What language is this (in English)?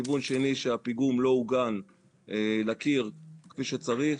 Hebrew